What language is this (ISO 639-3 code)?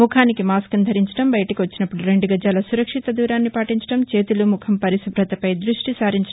tel